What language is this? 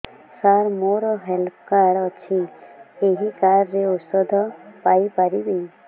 Odia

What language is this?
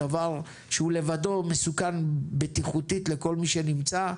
Hebrew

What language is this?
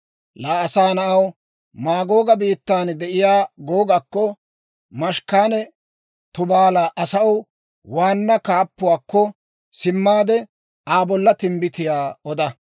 Dawro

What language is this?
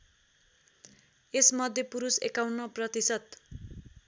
Nepali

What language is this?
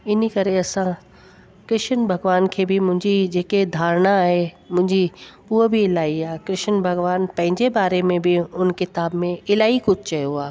Sindhi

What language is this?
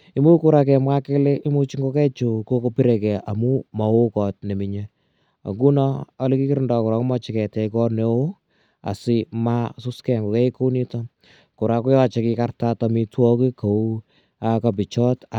Kalenjin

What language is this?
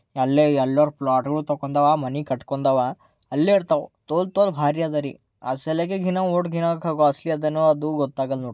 Kannada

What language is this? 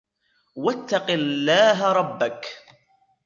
Arabic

